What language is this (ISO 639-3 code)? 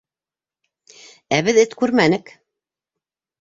bak